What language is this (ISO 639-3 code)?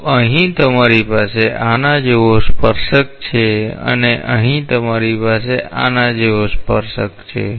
guj